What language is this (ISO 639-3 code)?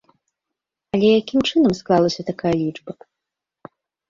bel